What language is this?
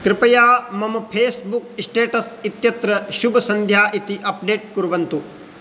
Sanskrit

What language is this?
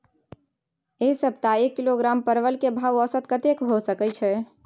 Maithili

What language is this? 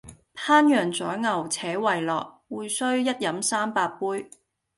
Cantonese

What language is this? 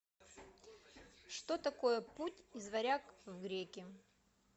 Russian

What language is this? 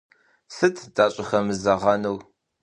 Kabardian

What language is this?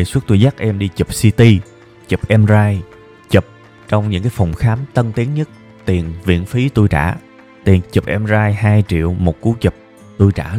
Vietnamese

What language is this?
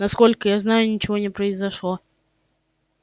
Russian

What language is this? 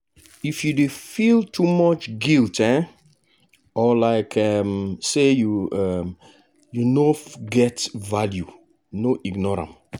Nigerian Pidgin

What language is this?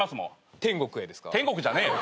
Japanese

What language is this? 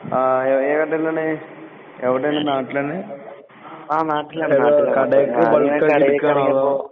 Malayalam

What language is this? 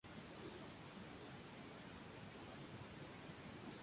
Spanish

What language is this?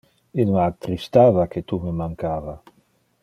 Interlingua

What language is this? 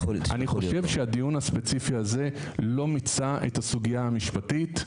Hebrew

